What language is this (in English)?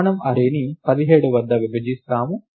Telugu